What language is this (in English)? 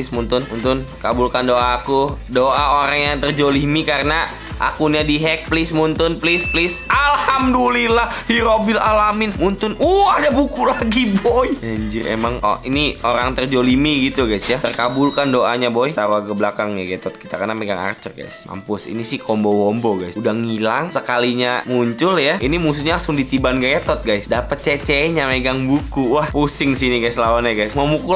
Indonesian